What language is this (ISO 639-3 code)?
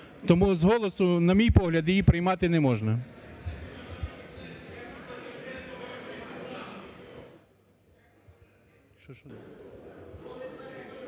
ukr